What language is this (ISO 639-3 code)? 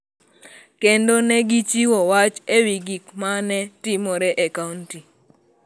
luo